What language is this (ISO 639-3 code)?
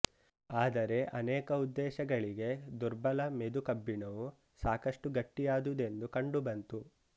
kan